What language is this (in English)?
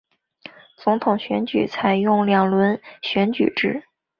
Chinese